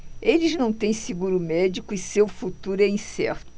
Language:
Portuguese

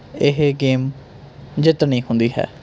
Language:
Punjabi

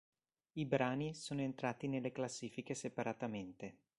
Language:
Italian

